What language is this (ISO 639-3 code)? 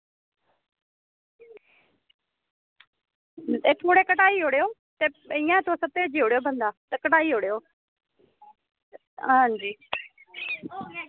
doi